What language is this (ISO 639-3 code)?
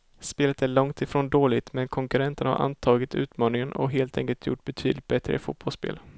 swe